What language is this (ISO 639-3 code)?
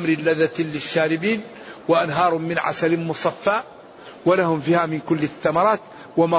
ara